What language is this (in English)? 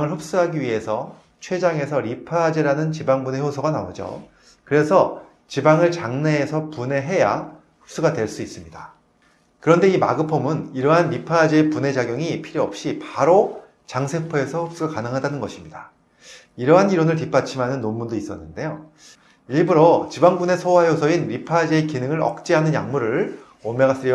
Korean